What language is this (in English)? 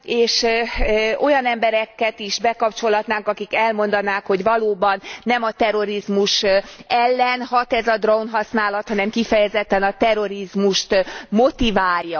Hungarian